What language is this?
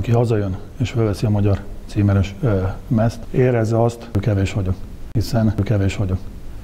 Hungarian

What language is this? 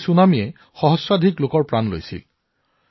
Assamese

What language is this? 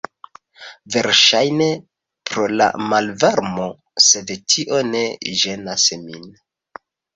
Esperanto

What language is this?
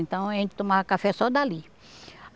Portuguese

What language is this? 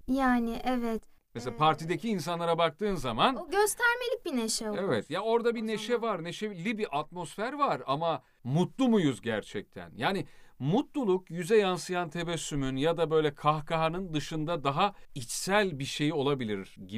Turkish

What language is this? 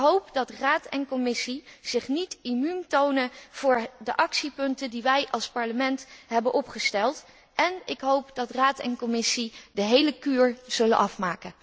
Dutch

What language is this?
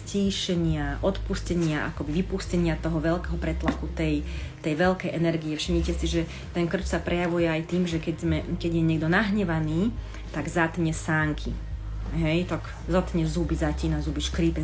Slovak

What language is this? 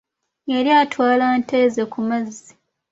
Ganda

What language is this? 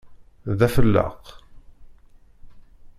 Kabyle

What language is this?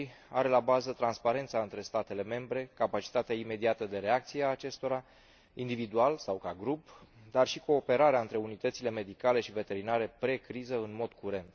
Romanian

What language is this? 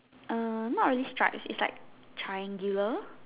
English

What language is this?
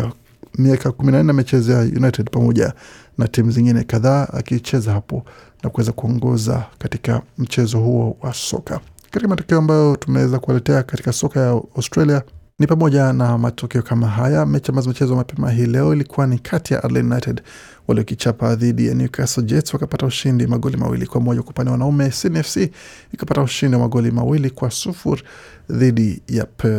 Swahili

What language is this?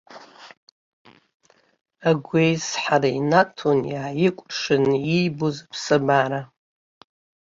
Abkhazian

